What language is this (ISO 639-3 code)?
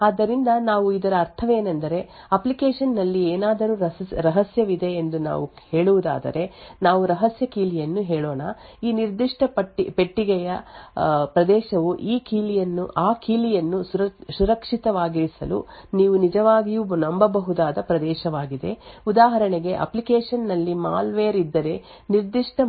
kan